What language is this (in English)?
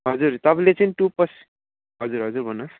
Nepali